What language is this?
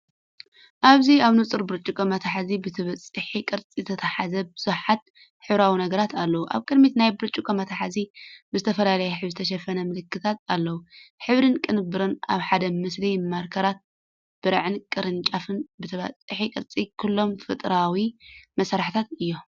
Tigrinya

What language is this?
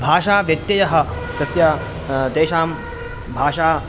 Sanskrit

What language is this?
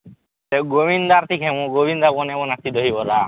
Odia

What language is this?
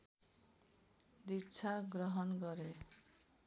Nepali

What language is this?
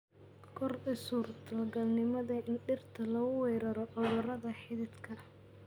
Somali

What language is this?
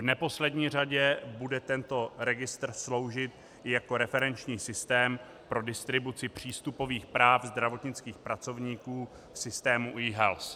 Czech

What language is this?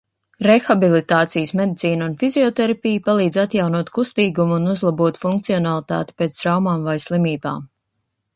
Latvian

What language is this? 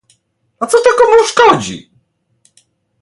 Polish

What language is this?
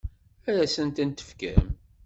Kabyle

